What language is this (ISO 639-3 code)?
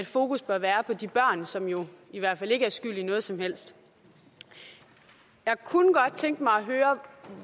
dan